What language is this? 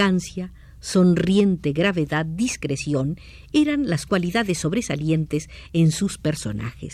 Spanish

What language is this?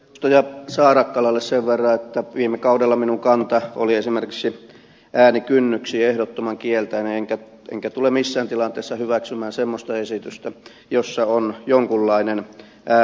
Finnish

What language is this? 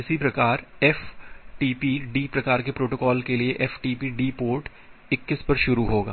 Hindi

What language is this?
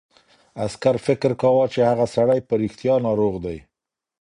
Pashto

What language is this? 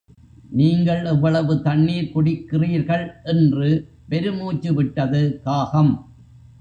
Tamil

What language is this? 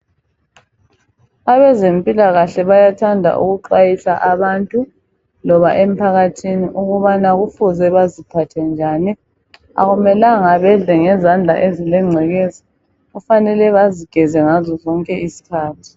North Ndebele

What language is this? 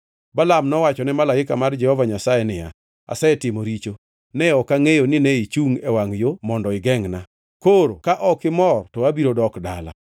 Luo (Kenya and Tanzania)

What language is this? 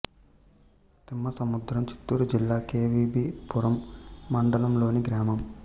Telugu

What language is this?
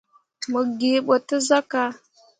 Mundang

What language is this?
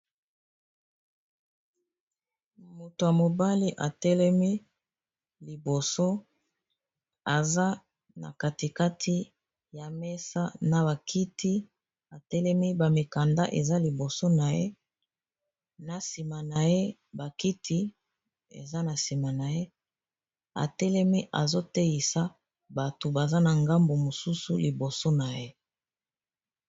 Lingala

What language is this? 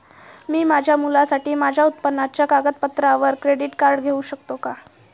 Marathi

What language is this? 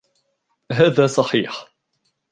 Arabic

